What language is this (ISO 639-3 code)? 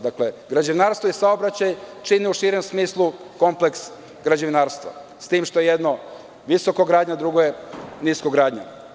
srp